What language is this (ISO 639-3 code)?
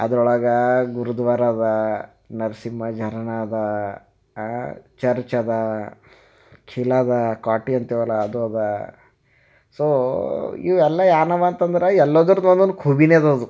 kan